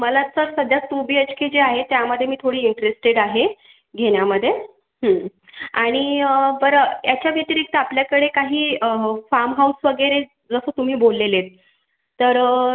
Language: Marathi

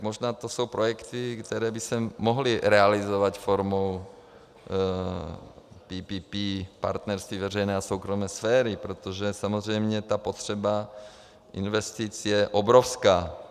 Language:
Czech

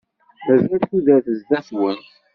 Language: Kabyle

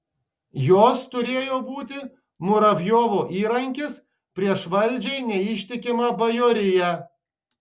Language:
Lithuanian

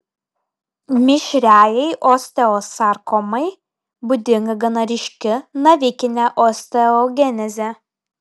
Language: Lithuanian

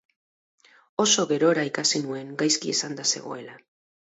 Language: Basque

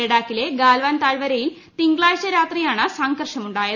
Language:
Malayalam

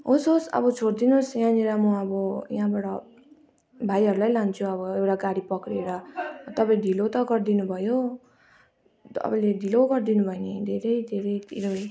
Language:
Nepali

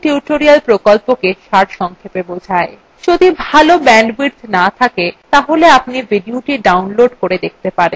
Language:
Bangla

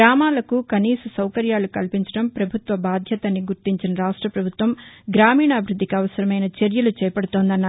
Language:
Telugu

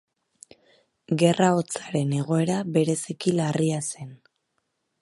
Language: Basque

